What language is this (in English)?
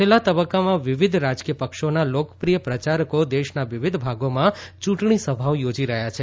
Gujarati